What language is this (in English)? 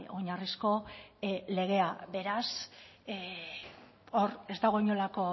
Basque